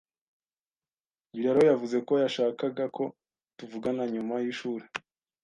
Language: Kinyarwanda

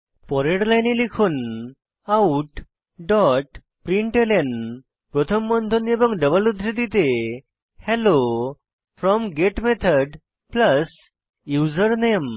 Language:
Bangla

